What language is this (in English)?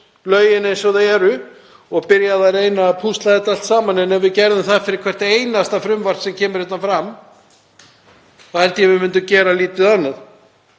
Icelandic